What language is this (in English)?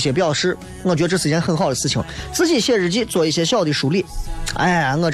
Chinese